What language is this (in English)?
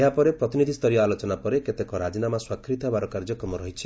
Odia